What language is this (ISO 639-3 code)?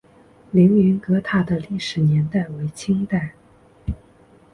zho